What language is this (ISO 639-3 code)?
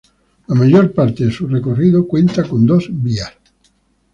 spa